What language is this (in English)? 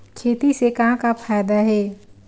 Chhattisgarhi